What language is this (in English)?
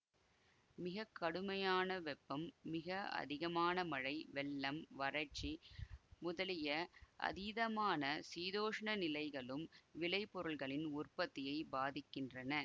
Tamil